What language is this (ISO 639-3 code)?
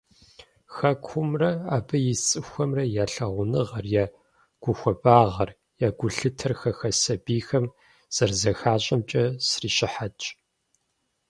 kbd